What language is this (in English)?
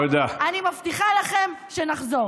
Hebrew